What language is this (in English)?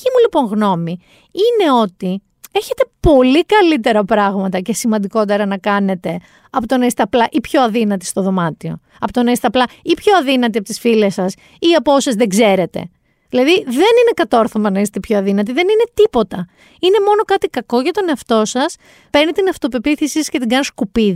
Greek